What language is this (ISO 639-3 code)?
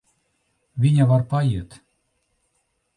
lav